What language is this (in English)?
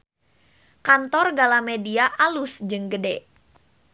Sundanese